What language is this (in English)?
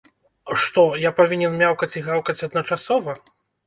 Belarusian